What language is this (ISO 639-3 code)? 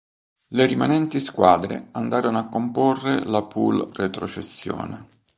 ita